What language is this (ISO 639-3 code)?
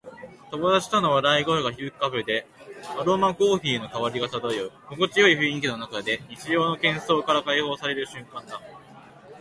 jpn